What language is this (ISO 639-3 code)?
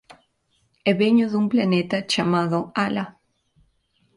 glg